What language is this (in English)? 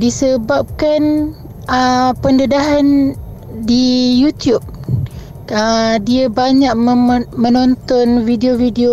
Malay